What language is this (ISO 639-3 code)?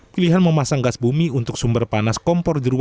ind